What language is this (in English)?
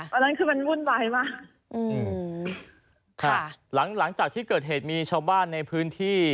Thai